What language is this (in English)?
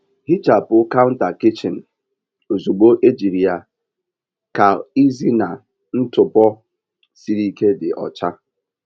Igbo